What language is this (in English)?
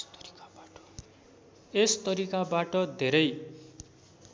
Nepali